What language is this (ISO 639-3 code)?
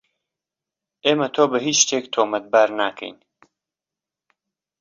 ckb